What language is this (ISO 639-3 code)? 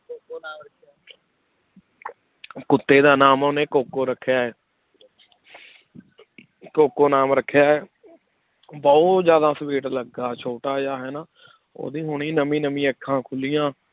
pan